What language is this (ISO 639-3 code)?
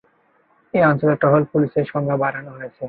ben